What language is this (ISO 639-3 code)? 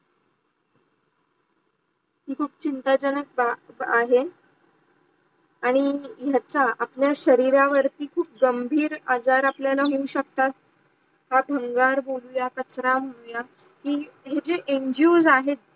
mar